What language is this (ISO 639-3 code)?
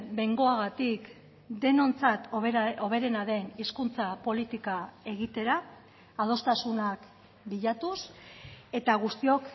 eus